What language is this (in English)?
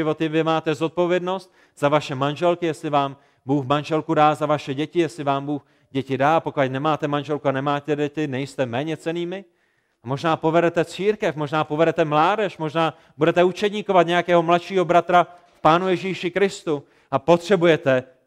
Czech